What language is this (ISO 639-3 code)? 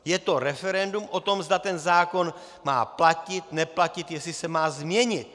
ces